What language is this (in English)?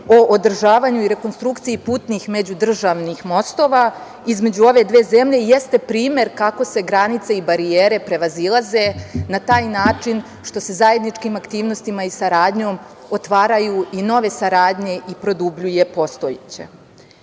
Serbian